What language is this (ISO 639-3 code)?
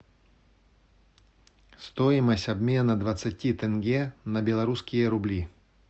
rus